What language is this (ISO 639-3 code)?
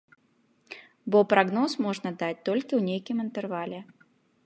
bel